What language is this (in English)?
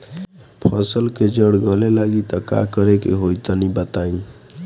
Bhojpuri